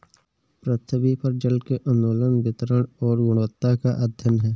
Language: Hindi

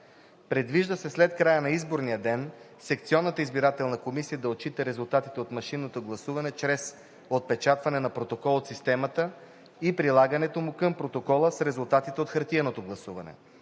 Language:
Bulgarian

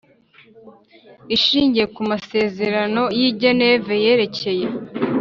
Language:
Kinyarwanda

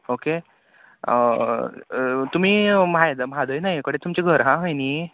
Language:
Konkani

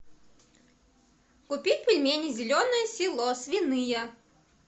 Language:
Russian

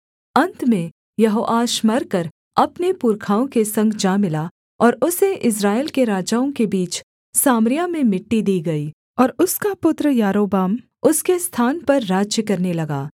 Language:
Hindi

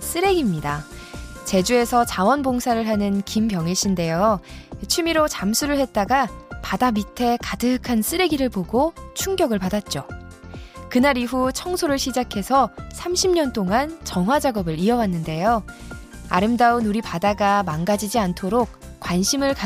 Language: Korean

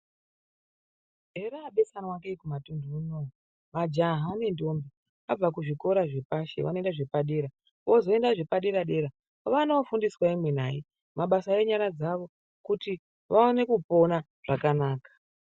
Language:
Ndau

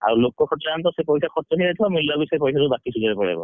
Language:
Odia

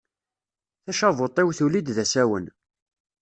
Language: Kabyle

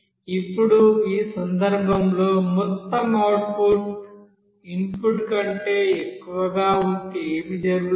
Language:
Telugu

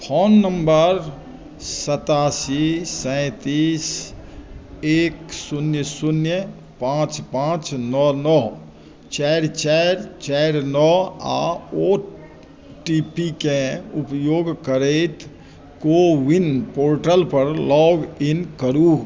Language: Maithili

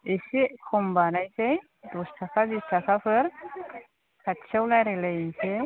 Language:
Bodo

